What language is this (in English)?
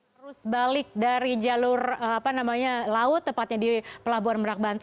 Indonesian